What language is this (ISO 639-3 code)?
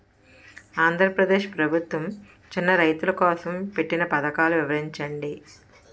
tel